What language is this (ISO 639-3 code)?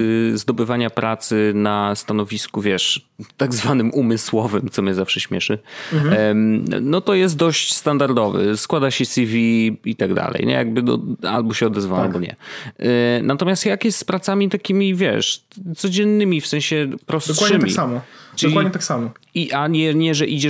pol